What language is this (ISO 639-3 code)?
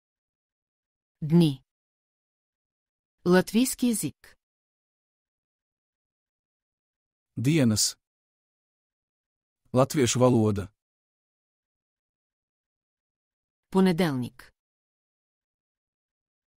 ron